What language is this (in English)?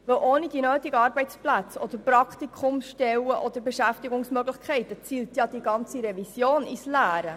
Swiss German